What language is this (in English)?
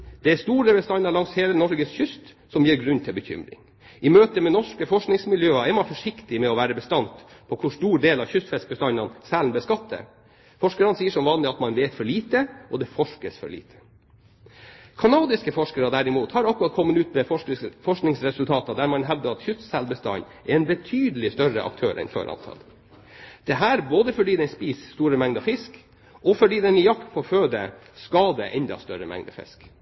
Norwegian Bokmål